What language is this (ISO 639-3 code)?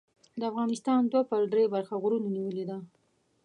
pus